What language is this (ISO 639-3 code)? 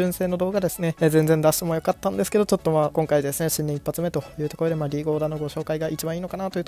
jpn